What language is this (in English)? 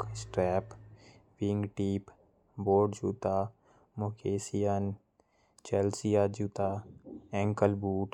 Korwa